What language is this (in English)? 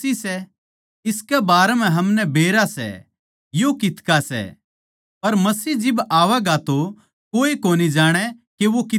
Haryanvi